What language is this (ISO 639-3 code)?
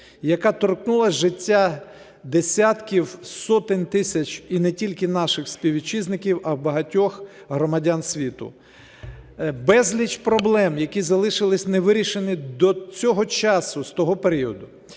ukr